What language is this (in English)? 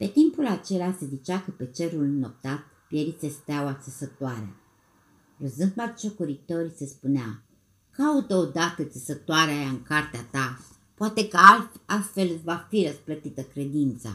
Romanian